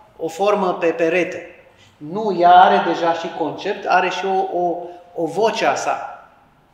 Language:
Romanian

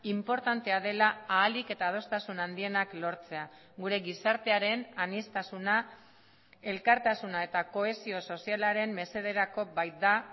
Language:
Basque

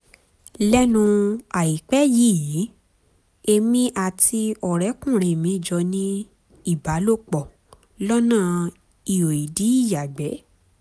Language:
Yoruba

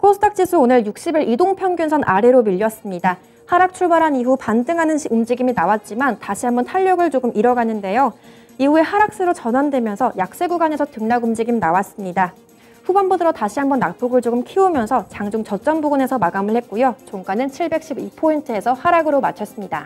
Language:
Korean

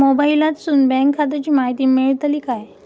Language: Marathi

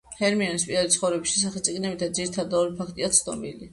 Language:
Georgian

